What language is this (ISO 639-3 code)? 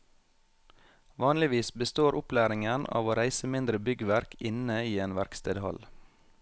nor